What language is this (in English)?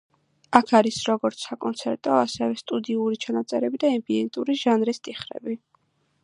Georgian